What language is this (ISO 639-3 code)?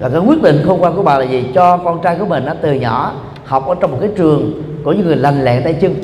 vie